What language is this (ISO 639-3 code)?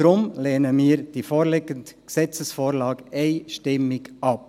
gsw